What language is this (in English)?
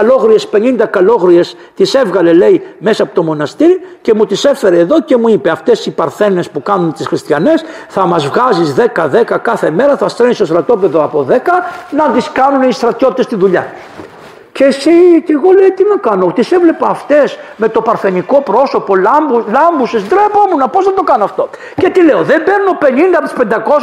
Greek